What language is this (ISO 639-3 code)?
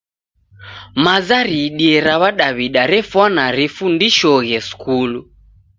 dav